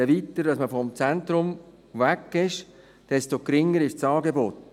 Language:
Swiss German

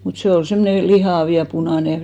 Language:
Finnish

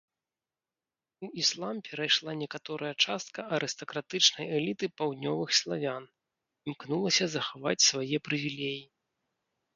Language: Belarusian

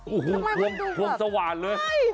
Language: Thai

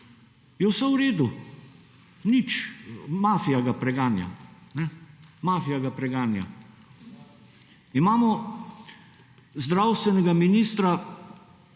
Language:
Slovenian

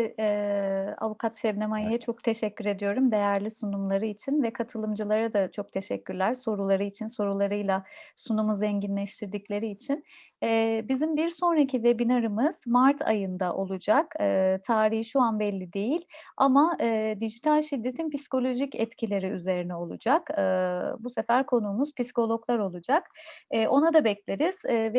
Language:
Turkish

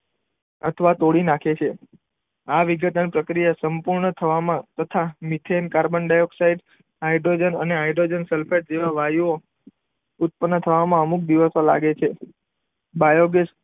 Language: Gujarati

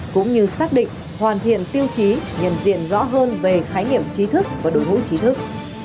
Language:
Vietnamese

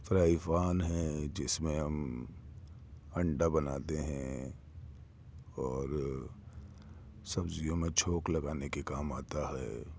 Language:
Urdu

